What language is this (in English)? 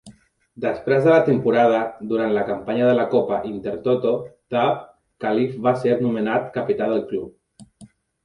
Catalan